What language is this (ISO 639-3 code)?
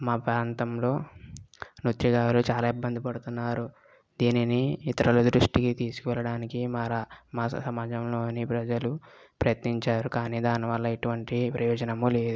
tel